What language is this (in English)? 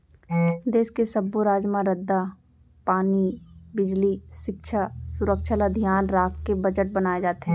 Chhattisgarhi